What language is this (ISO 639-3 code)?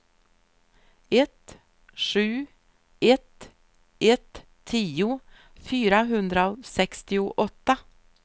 swe